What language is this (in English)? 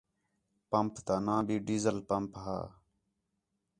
Khetrani